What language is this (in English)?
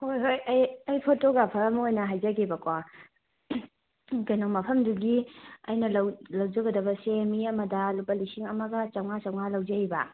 Manipuri